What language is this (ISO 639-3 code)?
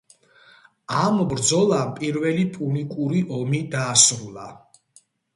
kat